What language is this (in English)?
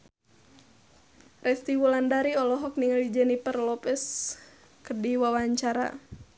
Sundanese